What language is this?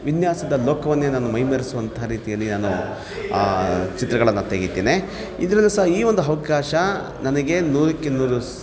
Kannada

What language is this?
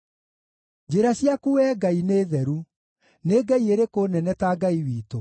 Kikuyu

